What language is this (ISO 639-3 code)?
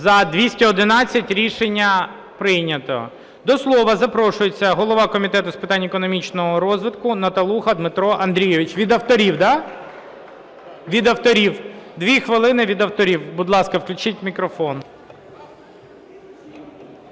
ukr